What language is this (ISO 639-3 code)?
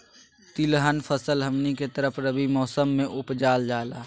mag